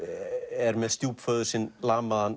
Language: Icelandic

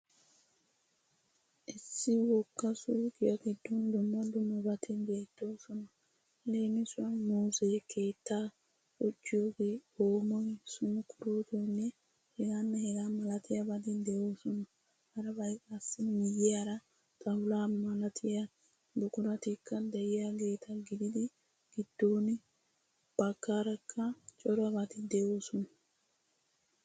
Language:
Wolaytta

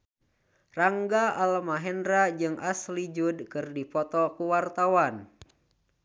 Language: Sundanese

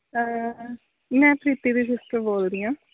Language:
Punjabi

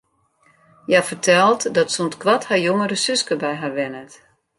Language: Western Frisian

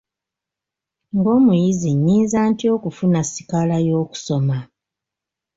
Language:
Ganda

